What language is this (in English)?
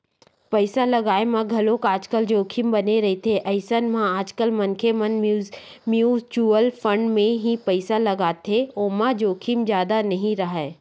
Chhattisgarhi